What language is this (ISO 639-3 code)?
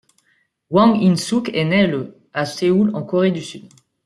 fra